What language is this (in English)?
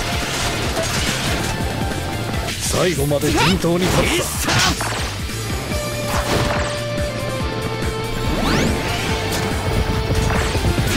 Japanese